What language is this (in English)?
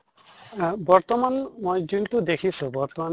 Assamese